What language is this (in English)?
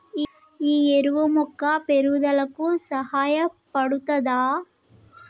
Telugu